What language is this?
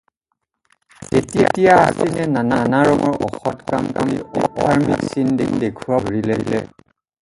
Assamese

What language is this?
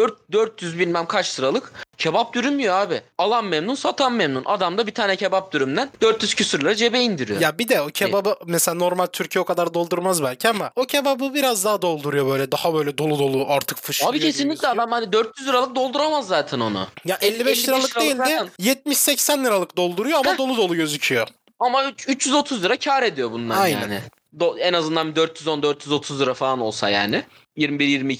Turkish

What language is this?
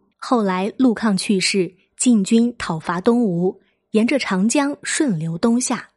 Chinese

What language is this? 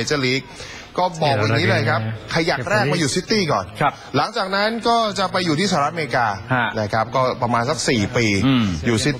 Thai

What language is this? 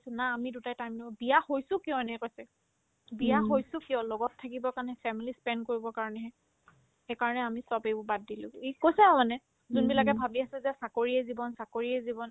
Assamese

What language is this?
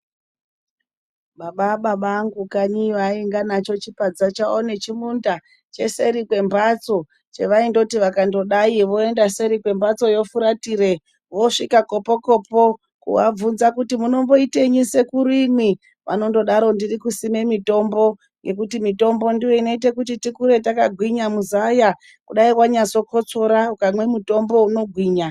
Ndau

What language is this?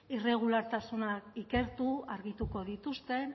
Basque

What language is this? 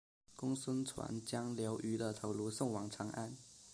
Chinese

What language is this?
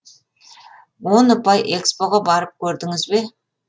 Kazakh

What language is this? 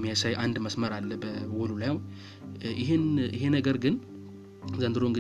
Amharic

